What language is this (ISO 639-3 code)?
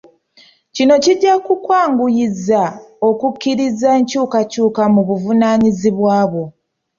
lug